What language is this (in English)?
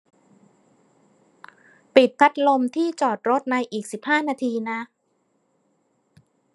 Thai